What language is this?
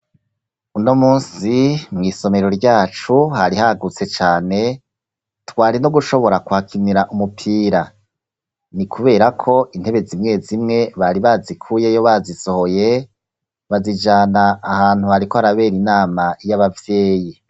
Rundi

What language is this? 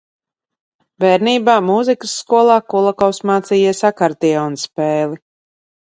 Latvian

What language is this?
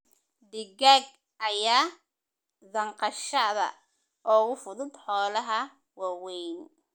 Somali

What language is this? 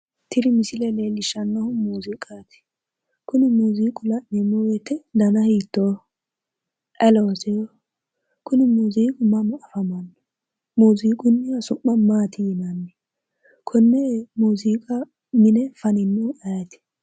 Sidamo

